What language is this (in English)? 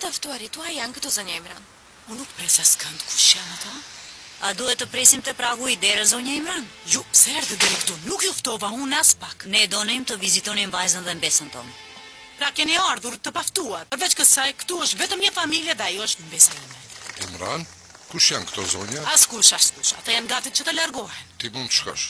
Romanian